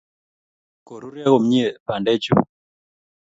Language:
Kalenjin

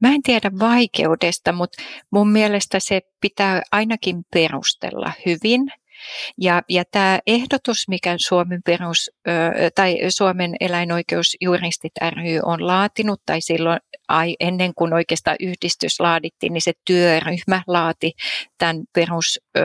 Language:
Finnish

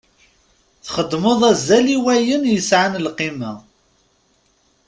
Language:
Kabyle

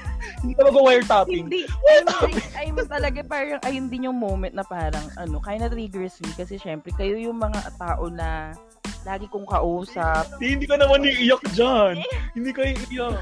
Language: Filipino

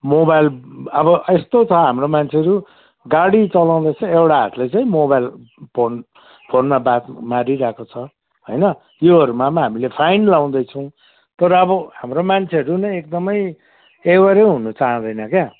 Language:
Nepali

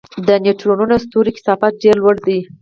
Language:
Pashto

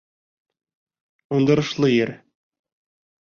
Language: Bashkir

